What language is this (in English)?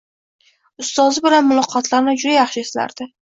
Uzbek